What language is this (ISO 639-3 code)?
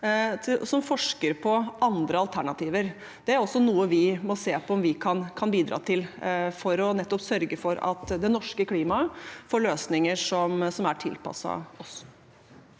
nor